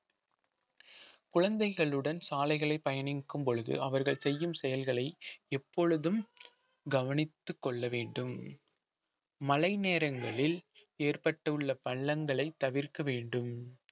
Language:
Tamil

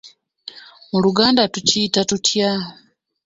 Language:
Ganda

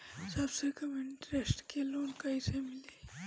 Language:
Bhojpuri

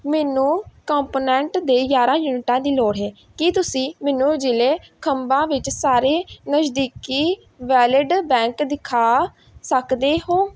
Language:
Punjabi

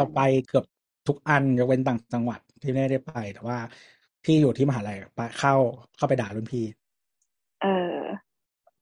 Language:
Thai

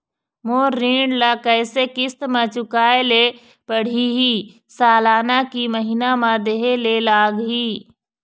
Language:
Chhattisgarhi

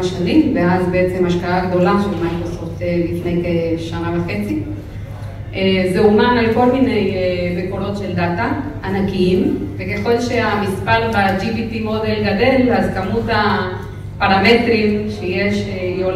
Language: Hebrew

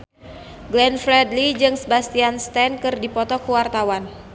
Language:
Sundanese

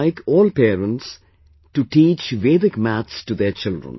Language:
English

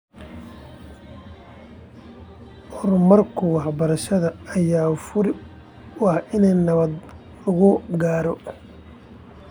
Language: Somali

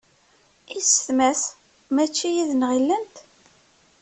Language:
Kabyle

